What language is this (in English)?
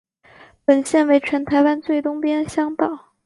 Chinese